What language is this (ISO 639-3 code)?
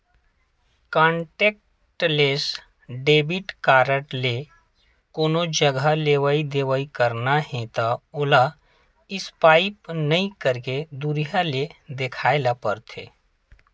hne